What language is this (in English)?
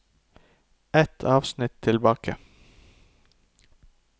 Norwegian